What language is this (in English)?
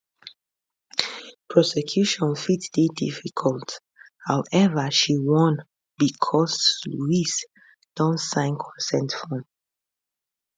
Nigerian Pidgin